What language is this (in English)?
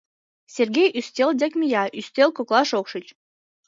Mari